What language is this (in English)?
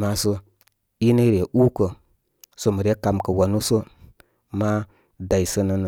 Koma